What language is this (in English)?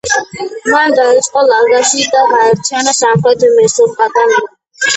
Georgian